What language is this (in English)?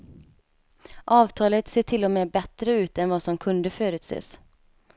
Swedish